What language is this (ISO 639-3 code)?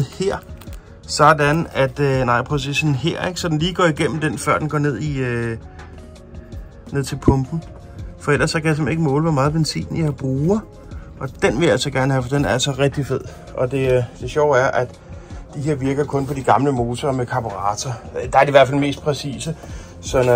dan